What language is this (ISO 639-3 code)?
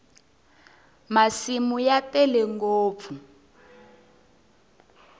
tso